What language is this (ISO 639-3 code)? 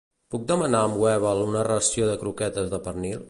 cat